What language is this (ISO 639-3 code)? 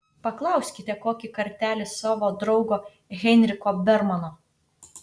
lit